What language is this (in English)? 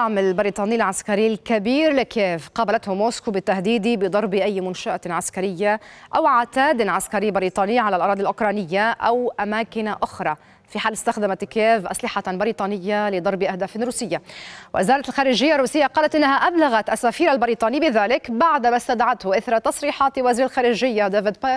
Arabic